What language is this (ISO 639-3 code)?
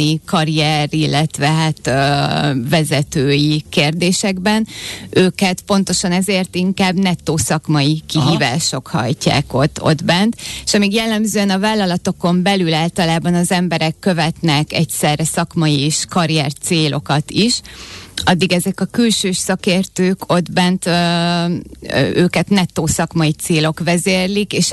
hun